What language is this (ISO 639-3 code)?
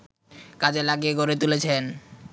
ben